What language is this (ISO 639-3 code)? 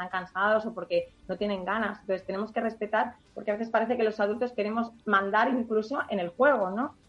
spa